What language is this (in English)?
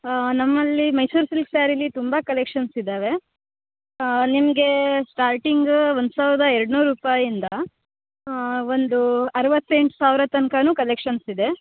Kannada